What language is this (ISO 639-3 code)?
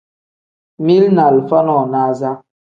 kdh